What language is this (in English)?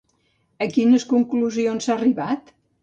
Catalan